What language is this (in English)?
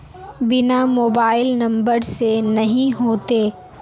Magahi